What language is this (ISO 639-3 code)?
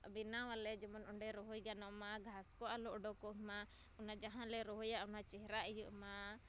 sat